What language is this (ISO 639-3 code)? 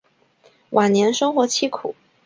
zho